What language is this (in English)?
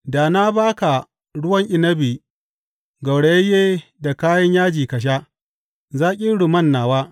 Hausa